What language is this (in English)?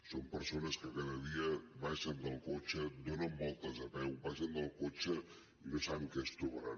Catalan